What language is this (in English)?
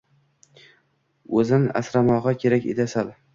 Uzbek